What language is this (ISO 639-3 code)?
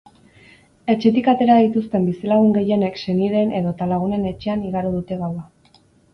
eus